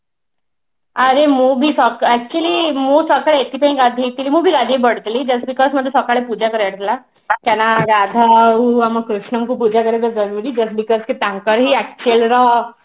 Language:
Odia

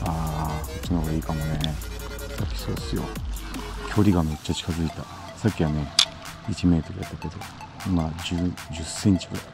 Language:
Japanese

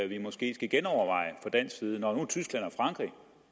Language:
Danish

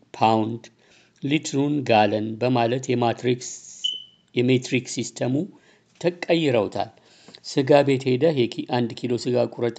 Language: Amharic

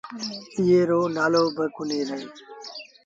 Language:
Sindhi Bhil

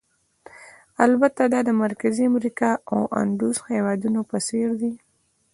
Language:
Pashto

